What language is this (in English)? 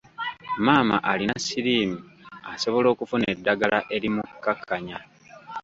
Ganda